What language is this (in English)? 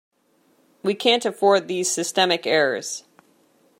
English